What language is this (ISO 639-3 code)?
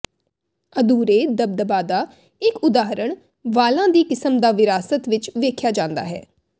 pan